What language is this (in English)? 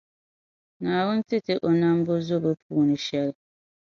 Dagbani